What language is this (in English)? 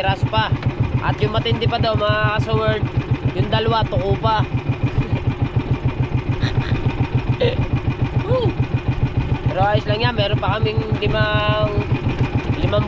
Filipino